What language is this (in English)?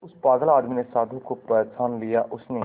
Hindi